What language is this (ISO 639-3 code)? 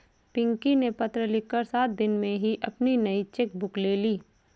hin